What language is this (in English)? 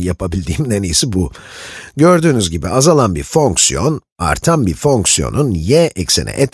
Turkish